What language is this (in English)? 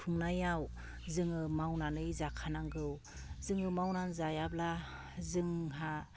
Bodo